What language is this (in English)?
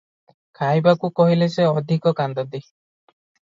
Odia